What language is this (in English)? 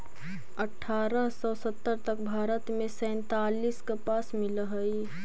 Magahi